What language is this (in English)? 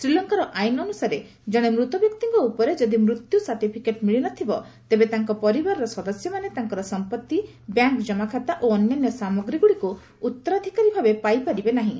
Odia